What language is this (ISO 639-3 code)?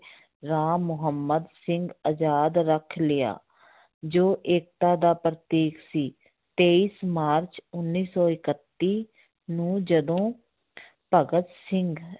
pan